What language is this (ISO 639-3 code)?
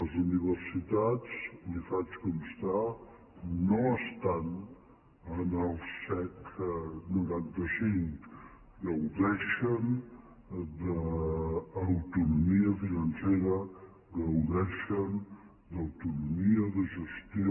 cat